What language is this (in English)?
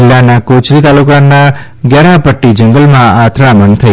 Gujarati